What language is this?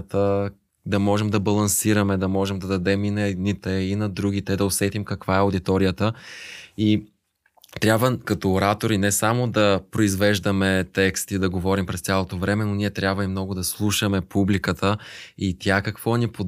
Bulgarian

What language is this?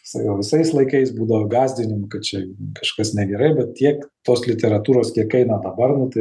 Lithuanian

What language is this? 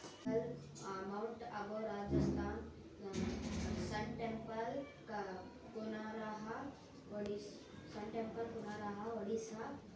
Kannada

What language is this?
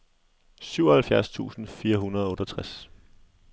Danish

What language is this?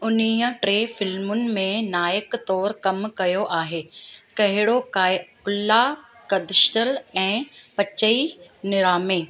Sindhi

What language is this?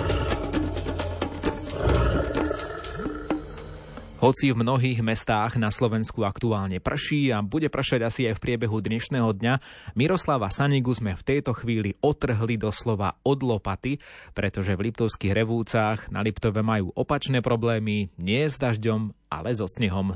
Slovak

